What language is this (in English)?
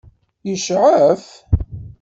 Kabyle